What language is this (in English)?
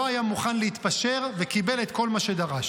Hebrew